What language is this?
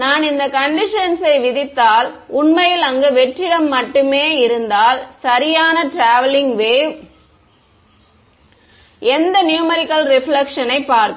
Tamil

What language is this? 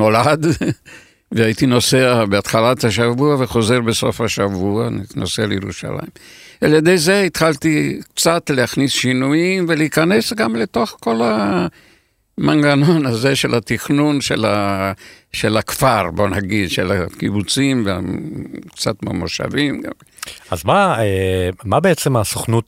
Hebrew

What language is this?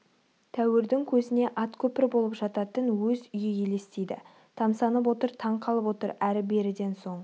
Kazakh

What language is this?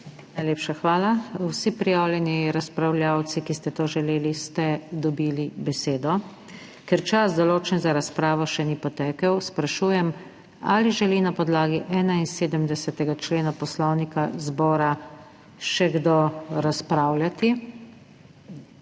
Slovenian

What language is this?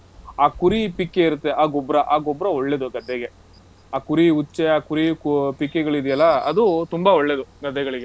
Kannada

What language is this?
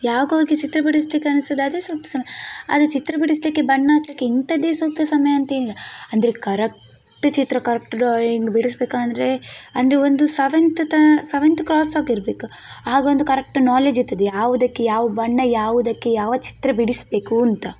Kannada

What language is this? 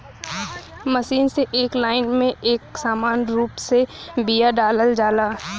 Bhojpuri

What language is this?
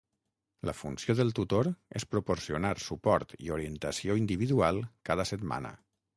Catalan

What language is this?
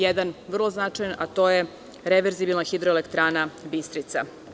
Serbian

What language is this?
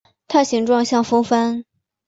Chinese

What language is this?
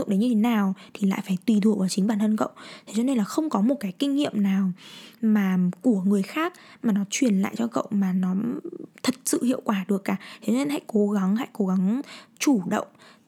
Vietnamese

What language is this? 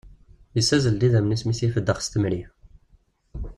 Kabyle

